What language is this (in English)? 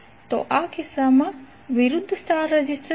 Gujarati